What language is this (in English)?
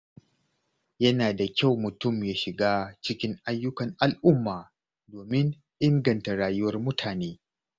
Hausa